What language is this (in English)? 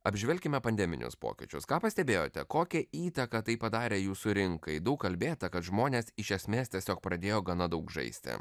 Lithuanian